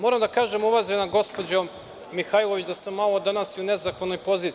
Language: Serbian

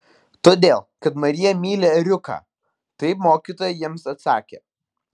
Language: Lithuanian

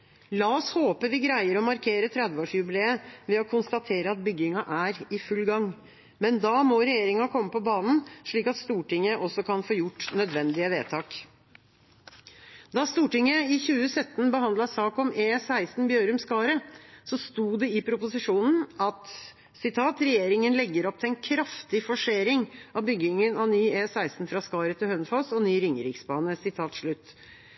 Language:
Norwegian Bokmål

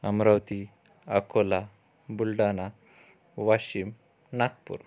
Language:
Marathi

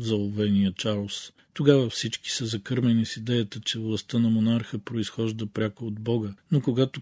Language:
Bulgarian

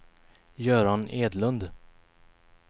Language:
Swedish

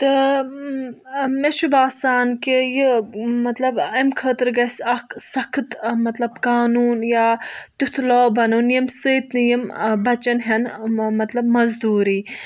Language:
Kashmiri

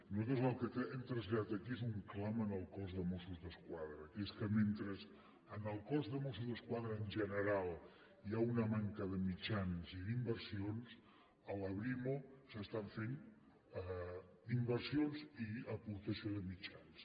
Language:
Catalan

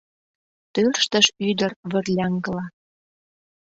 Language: Mari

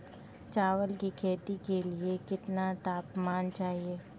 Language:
Hindi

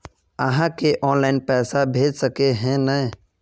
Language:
Magahi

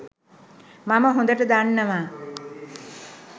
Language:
Sinhala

